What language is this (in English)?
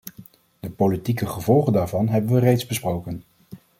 Dutch